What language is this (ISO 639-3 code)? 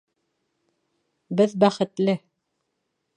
bak